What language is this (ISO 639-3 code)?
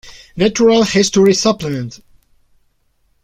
spa